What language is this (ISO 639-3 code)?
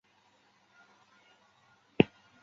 zho